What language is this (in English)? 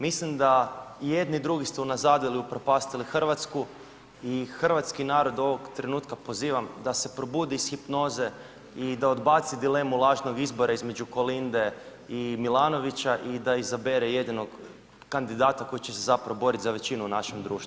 Croatian